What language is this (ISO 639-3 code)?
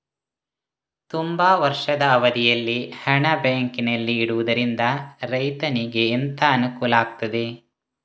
kan